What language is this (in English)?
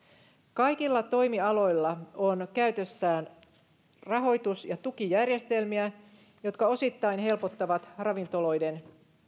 Finnish